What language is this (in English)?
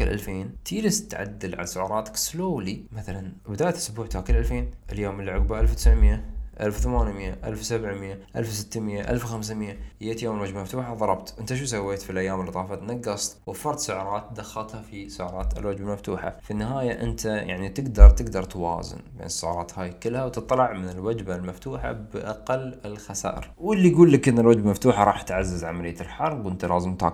Arabic